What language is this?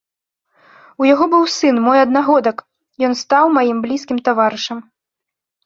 Belarusian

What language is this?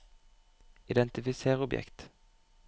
Norwegian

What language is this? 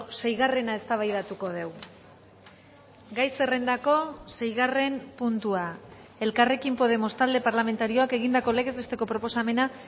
Basque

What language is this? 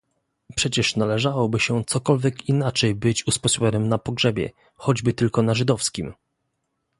Polish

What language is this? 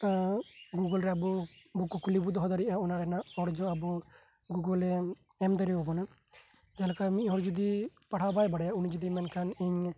Santali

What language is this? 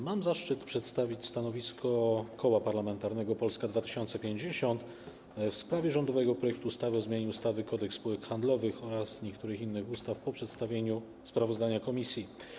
Polish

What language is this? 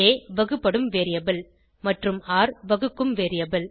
Tamil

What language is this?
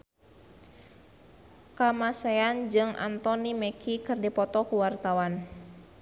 Sundanese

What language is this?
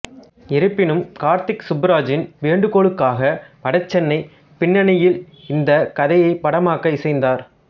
Tamil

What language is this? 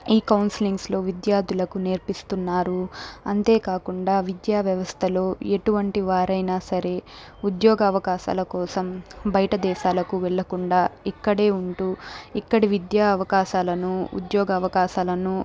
Telugu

